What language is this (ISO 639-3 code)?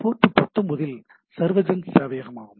tam